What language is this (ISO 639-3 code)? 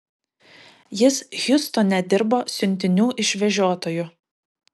lit